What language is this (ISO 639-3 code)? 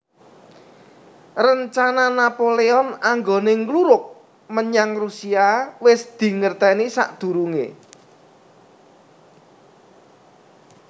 jav